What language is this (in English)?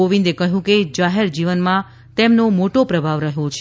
Gujarati